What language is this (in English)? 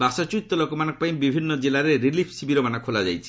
Odia